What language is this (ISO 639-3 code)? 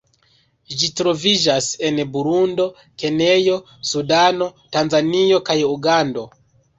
epo